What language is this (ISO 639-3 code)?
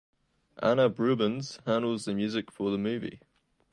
eng